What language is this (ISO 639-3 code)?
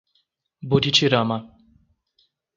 por